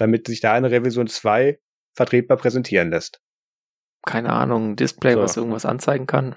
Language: German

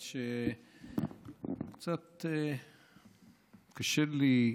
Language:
Hebrew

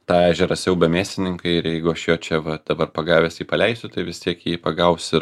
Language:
Lithuanian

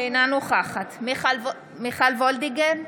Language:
Hebrew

